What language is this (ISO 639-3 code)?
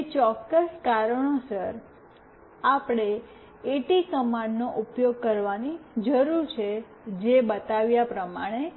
guj